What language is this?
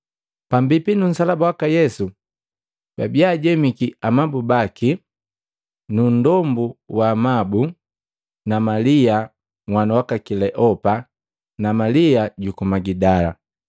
Matengo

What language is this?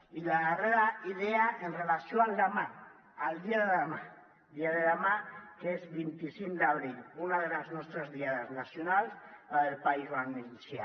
Catalan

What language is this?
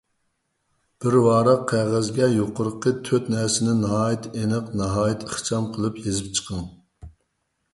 Uyghur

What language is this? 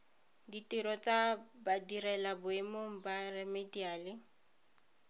Tswana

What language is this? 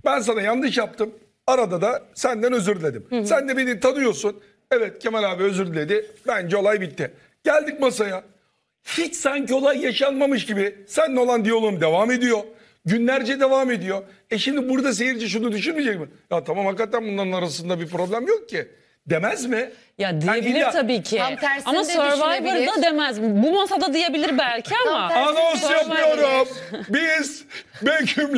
Turkish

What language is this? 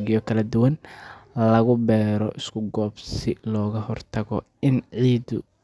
Somali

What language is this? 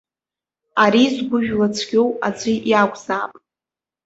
Abkhazian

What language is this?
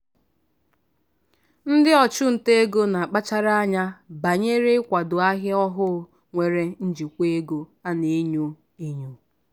Igbo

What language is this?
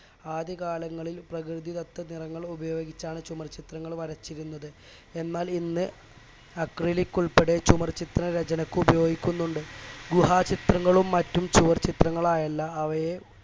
Malayalam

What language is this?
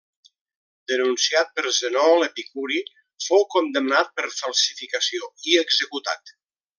Catalan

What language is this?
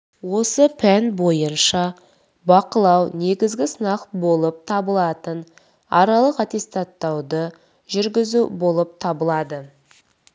Kazakh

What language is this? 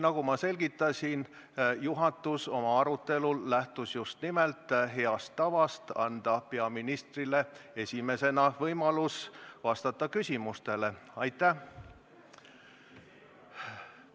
Estonian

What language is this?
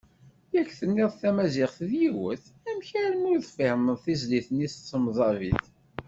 Kabyle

